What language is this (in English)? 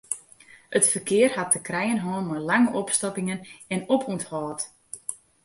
Western Frisian